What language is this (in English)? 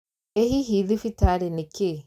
Kikuyu